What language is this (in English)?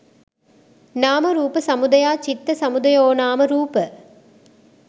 Sinhala